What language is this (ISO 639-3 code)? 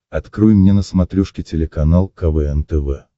rus